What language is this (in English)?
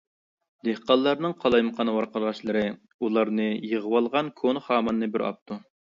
Uyghur